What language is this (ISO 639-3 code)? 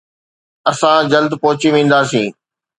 snd